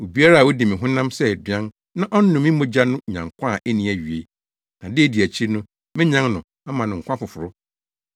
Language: Akan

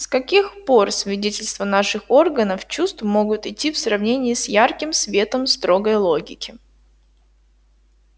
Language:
Russian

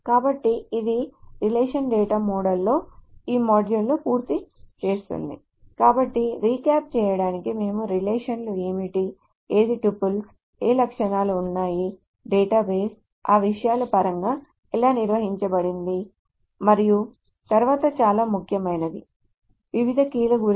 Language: Telugu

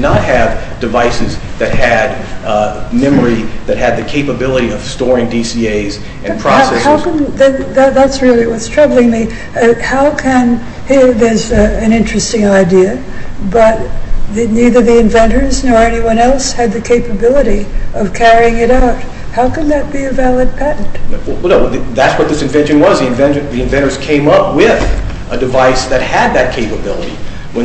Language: English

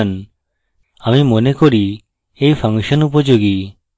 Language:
Bangla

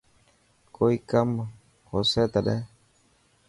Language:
Dhatki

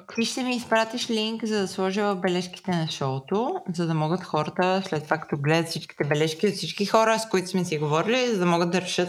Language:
Bulgarian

